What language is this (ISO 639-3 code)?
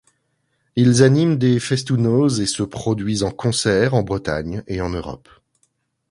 fra